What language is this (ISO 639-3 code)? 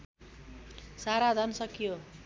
nep